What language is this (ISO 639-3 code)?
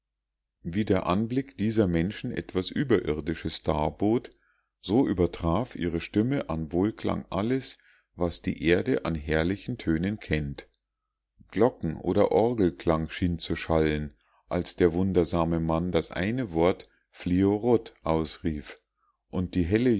deu